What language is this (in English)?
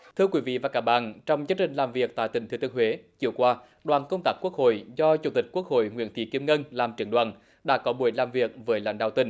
Vietnamese